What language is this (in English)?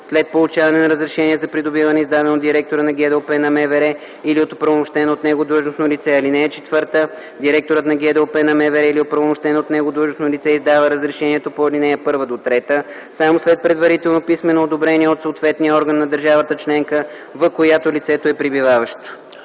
Bulgarian